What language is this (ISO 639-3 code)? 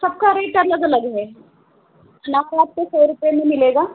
hin